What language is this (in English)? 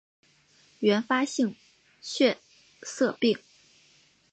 Chinese